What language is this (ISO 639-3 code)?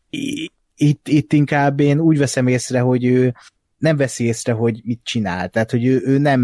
hun